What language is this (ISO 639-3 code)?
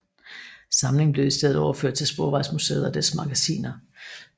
dan